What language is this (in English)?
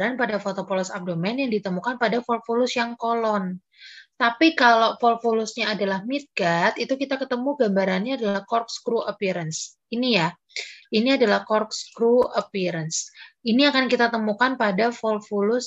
Indonesian